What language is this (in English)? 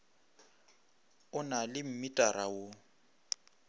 Northern Sotho